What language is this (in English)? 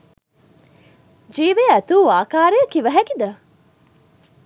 Sinhala